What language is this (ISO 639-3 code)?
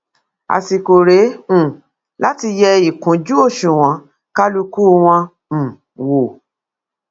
yor